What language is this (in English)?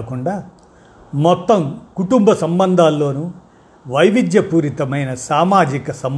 Telugu